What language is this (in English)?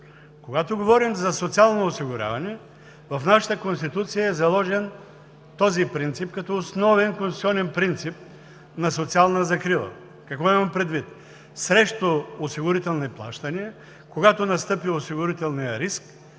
Bulgarian